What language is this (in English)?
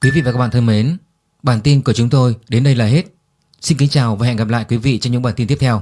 Vietnamese